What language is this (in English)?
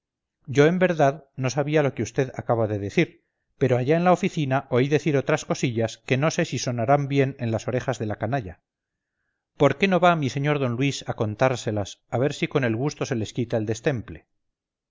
Spanish